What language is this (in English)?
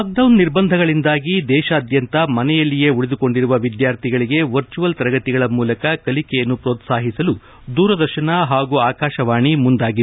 Kannada